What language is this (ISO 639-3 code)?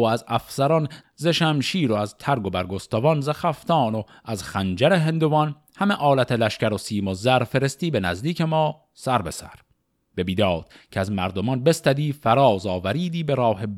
fas